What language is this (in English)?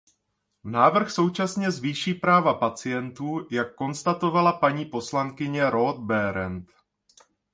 Czech